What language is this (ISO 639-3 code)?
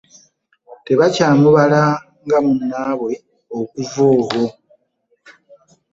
lug